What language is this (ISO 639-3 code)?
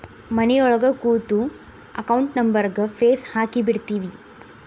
kan